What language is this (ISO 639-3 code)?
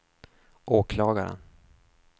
swe